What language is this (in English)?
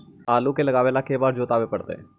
Magahi